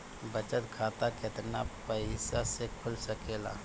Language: Bhojpuri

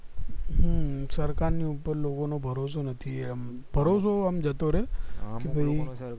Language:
Gujarati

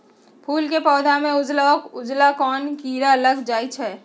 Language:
Magahi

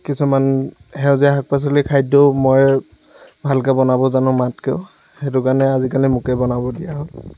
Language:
Assamese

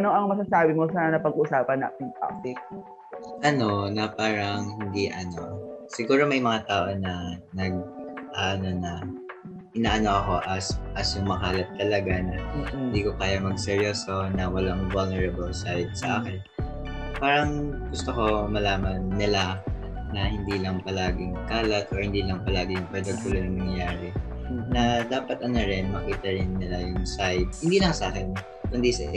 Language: Filipino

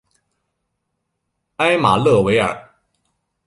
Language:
Chinese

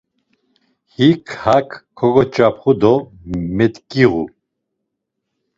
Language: Laz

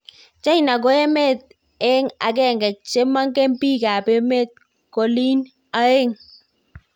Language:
Kalenjin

